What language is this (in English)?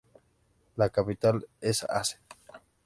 Spanish